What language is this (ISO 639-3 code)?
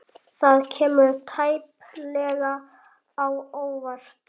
isl